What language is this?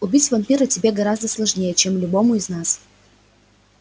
Russian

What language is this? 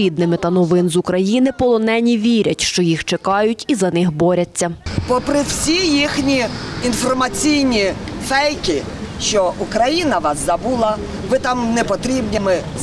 Ukrainian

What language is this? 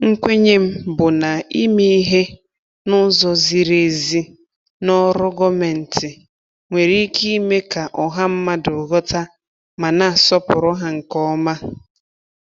Igbo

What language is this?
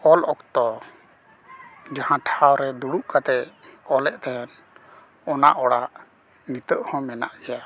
Santali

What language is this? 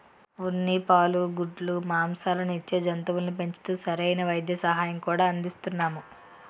Telugu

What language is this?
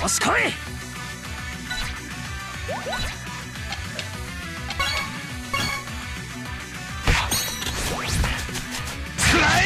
Japanese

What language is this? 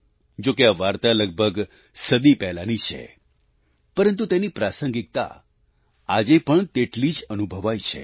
Gujarati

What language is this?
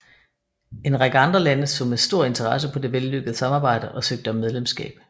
Danish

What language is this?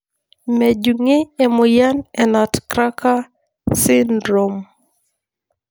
Masai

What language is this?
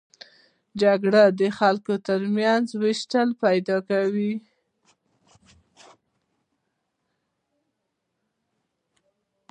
Pashto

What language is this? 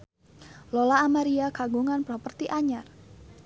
Sundanese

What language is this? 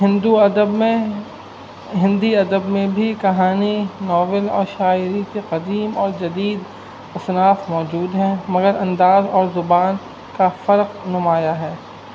Urdu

